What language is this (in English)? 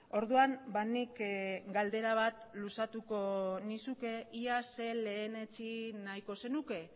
Basque